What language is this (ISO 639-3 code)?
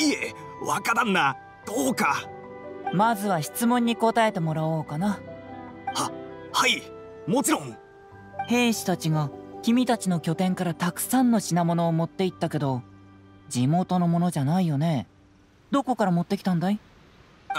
jpn